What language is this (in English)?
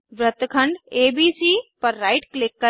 Hindi